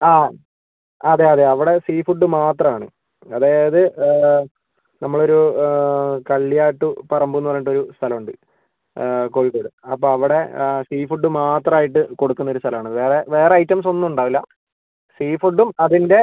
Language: Malayalam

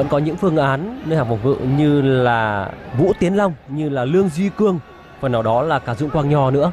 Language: Vietnamese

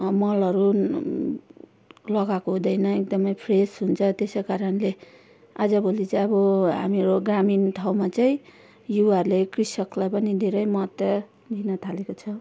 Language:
Nepali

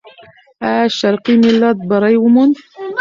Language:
Pashto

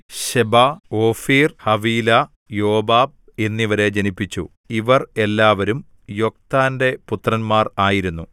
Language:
Malayalam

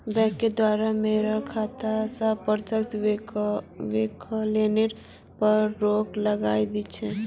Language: Magahi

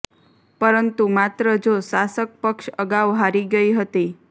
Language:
Gujarati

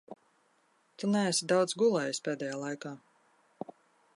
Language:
Latvian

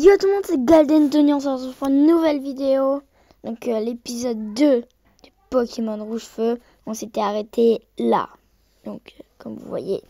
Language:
French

